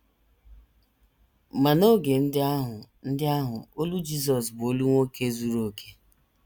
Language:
Igbo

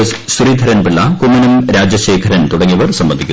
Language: Malayalam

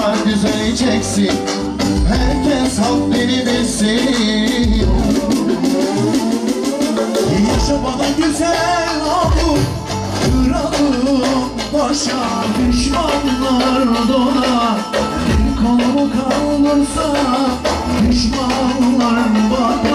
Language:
Arabic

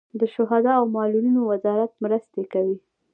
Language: Pashto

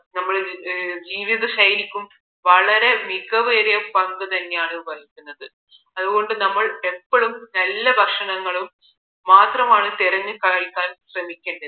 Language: Malayalam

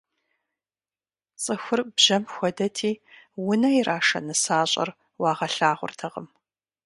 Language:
Kabardian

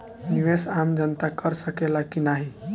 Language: Bhojpuri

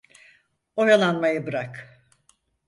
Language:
Turkish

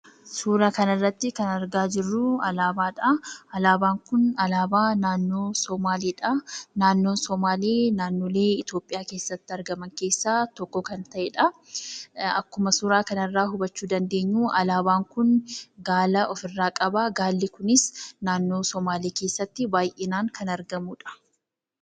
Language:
Oromo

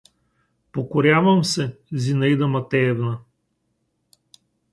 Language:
Bulgarian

